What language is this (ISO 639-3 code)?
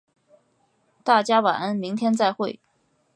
zho